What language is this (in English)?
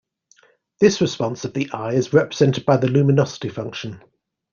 English